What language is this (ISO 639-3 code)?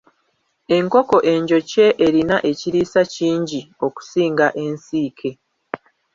lug